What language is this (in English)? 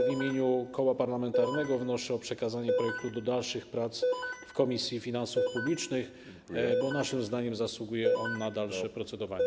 Polish